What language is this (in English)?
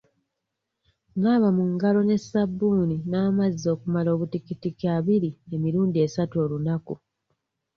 Ganda